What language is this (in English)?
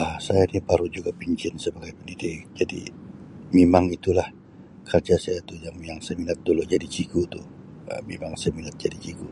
Sabah Malay